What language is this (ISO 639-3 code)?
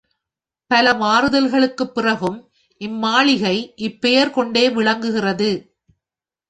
tam